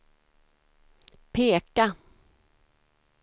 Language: Swedish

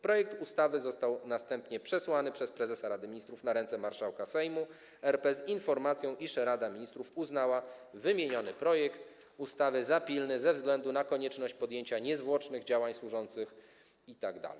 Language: Polish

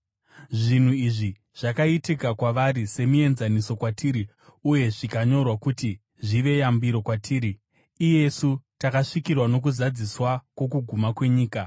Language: Shona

